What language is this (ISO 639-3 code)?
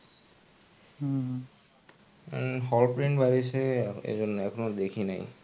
ben